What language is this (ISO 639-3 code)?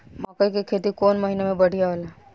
bho